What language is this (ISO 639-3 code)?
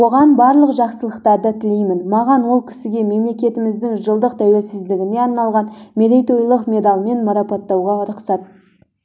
kaz